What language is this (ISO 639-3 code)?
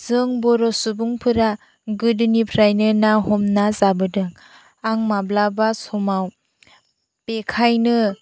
brx